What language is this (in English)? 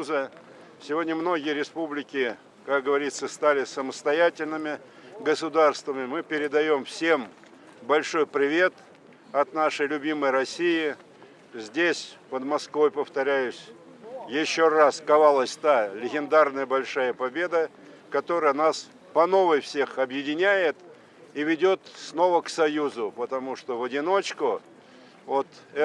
Russian